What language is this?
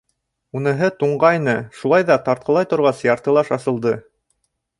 Bashkir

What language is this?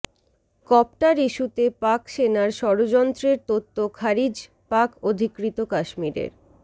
Bangla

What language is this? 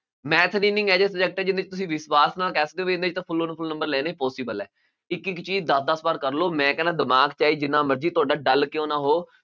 Punjabi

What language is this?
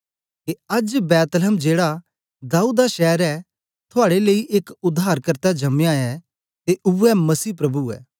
Dogri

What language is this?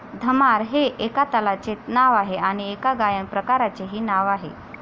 Marathi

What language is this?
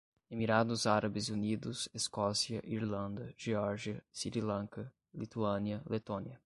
Portuguese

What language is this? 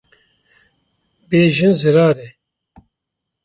Kurdish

